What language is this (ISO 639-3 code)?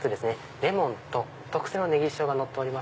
jpn